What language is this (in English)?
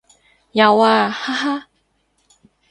Cantonese